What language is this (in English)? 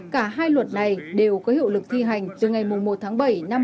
Vietnamese